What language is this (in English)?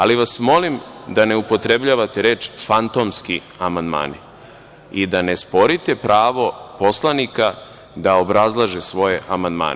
Serbian